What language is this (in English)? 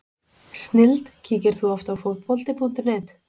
Icelandic